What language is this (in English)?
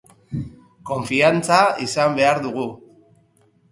Basque